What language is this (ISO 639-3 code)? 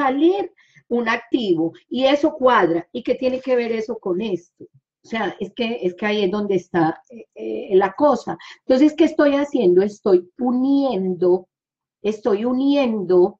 spa